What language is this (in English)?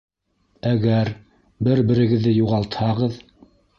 Bashkir